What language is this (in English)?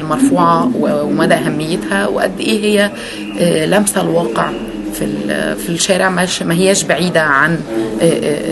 Arabic